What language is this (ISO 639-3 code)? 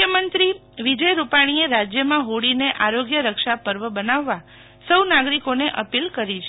guj